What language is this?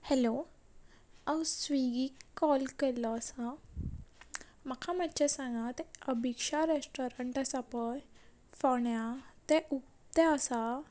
Konkani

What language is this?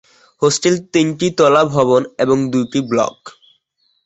Bangla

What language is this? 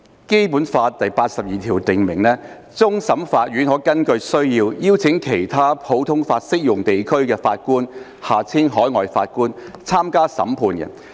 Cantonese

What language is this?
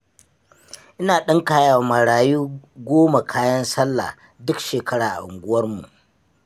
Hausa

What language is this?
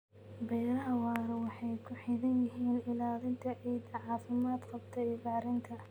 Somali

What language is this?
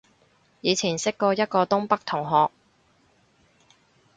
Cantonese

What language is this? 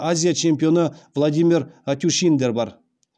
Kazakh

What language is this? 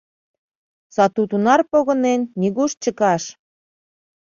Mari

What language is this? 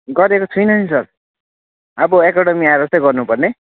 Nepali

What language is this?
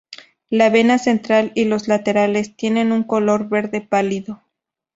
Spanish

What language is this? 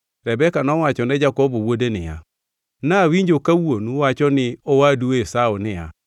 Luo (Kenya and Tanzania)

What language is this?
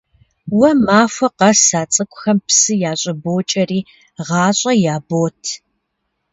Kabardian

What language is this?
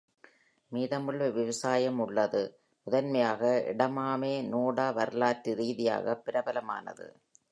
Tamil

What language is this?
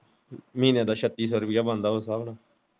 Punjabi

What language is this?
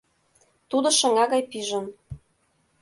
Mari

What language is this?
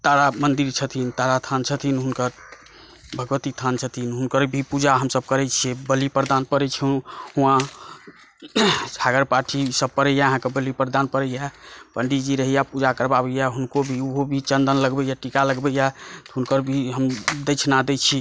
Maithili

